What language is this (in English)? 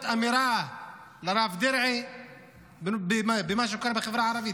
Hebrew